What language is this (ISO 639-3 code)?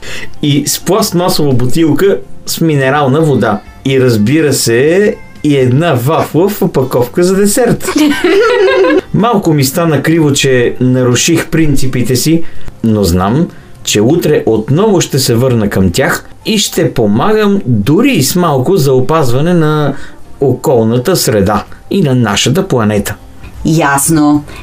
bul